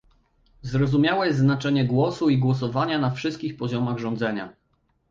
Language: Polish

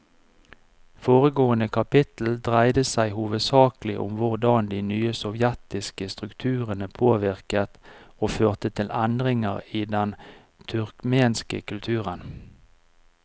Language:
Norwegian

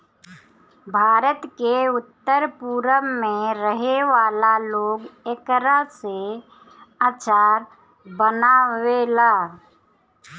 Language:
Bhojpuri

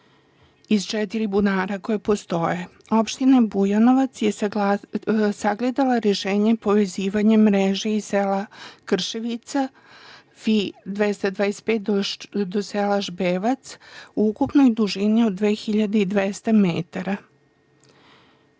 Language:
Serbian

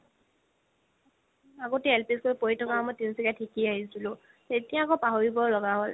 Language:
Assamese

